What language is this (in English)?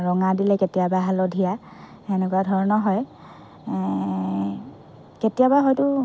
Assamese